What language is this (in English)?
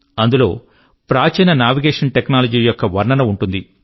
Telugu